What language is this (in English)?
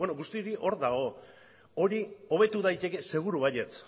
Basque